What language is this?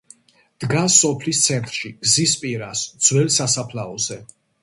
Georgian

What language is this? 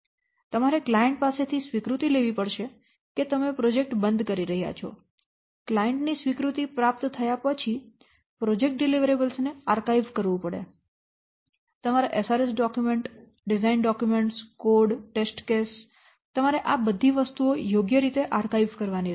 Gujarati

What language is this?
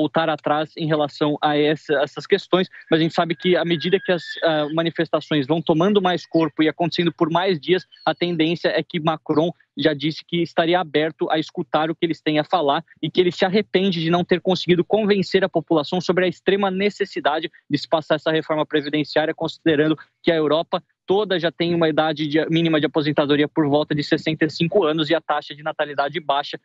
Portuguese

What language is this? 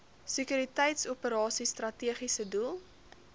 Afrikaans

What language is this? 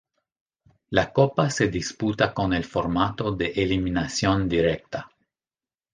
Spanish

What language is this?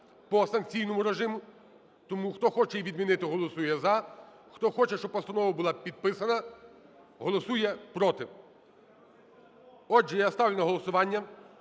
Ukrainian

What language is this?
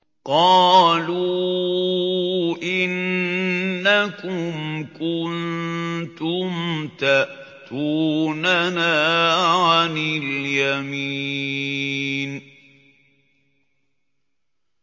Arabic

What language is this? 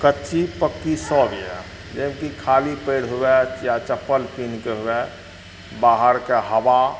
Maithili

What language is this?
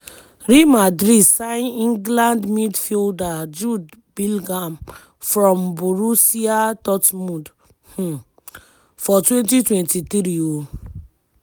Nigerian Pidgin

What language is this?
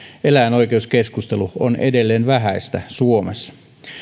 Finnish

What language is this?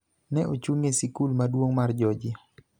Luo (Kenya and Tanzania)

